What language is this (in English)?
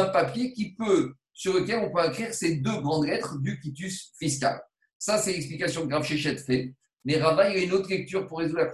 French